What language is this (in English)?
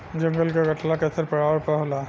Bhojpuri